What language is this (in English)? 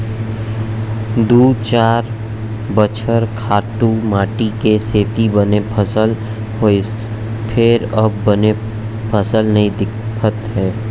Chhattisgarhi